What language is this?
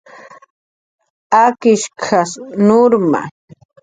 Jaqaru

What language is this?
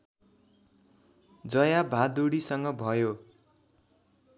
Nepali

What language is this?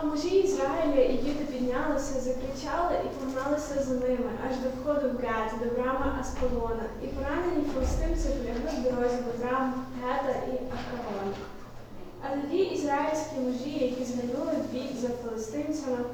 Ukrainian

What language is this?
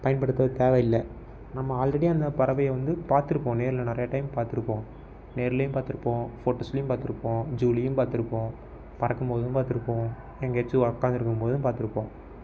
Tamil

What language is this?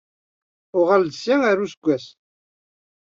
Kabyle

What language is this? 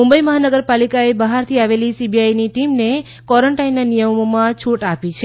Gujarati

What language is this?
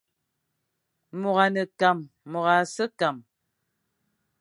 Fang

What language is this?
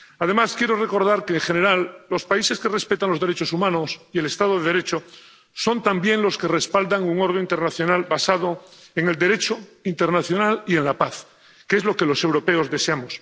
Spanish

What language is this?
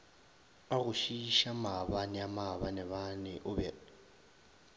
Northern Sotho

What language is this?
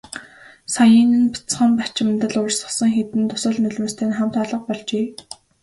Mongolian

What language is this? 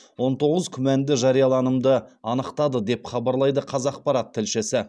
Kazakh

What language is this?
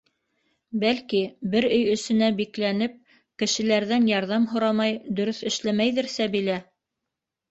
Bashkir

